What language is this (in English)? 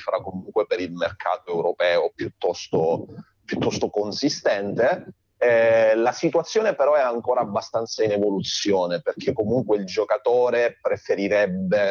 Italian